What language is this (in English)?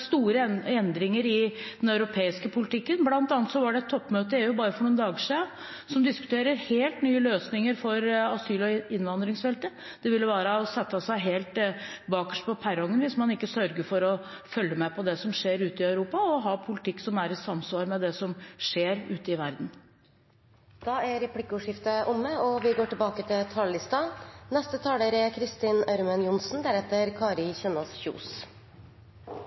Norwegian